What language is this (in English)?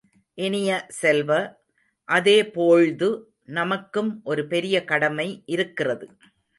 Tamil